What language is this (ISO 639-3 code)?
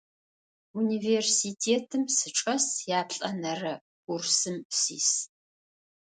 ady